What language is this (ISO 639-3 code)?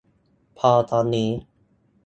tha